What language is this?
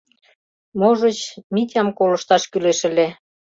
Mari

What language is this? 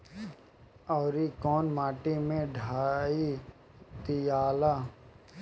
Bhojpuri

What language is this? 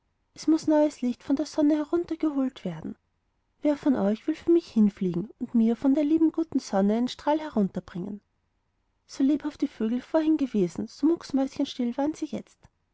German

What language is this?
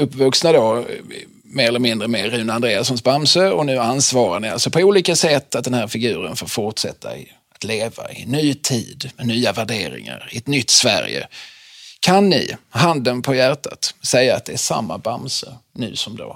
Swedish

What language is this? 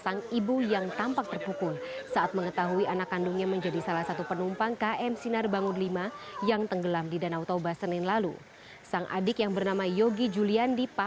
Indonesian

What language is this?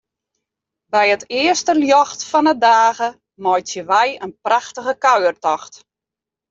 Western Frisian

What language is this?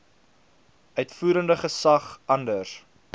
Afrikaans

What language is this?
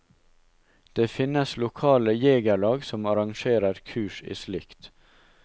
Norwegian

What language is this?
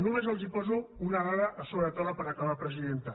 Catalan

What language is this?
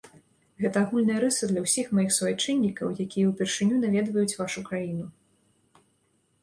Belarusian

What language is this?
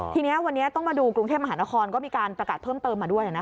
Thai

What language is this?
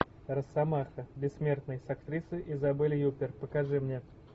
Russian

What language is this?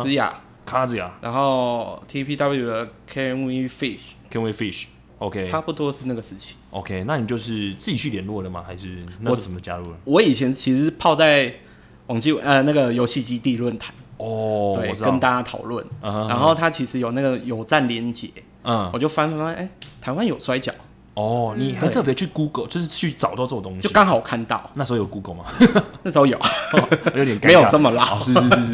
Chinese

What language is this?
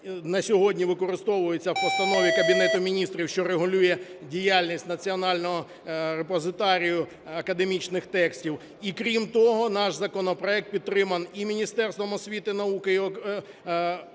Ukrainian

